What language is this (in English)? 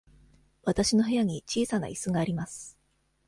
Japanese